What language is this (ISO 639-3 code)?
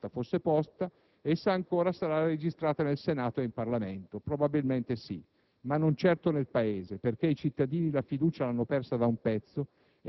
ita